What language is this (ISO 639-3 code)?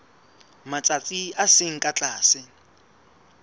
sot